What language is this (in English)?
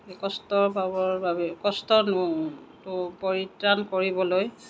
Assamese